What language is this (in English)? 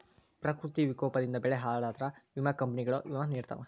Kannada